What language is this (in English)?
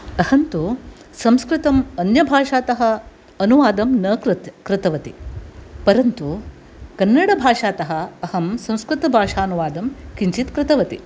Sanskrit